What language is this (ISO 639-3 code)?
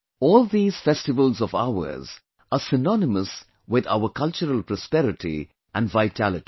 eng